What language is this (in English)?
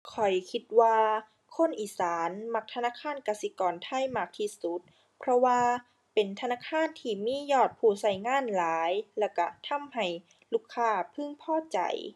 Thai